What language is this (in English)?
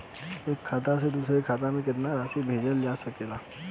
Bhojpuri